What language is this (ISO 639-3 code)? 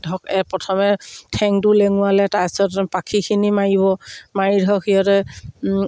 asm